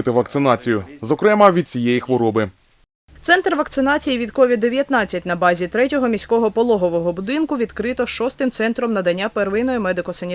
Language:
Ukrainian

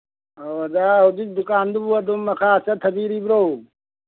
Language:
Manipuri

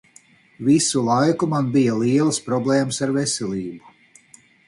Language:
Latvian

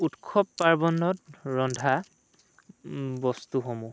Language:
Assamese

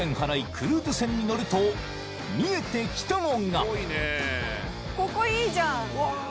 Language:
Japanese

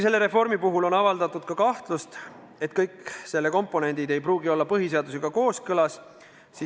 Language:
Estonian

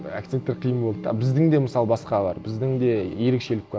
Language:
Kazakh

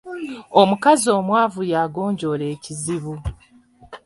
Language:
Ganda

